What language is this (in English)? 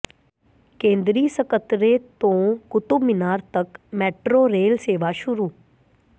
Punjabi